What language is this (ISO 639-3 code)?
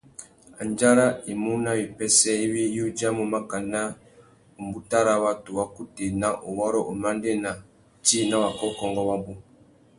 bag